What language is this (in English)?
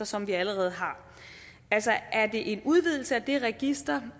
Danish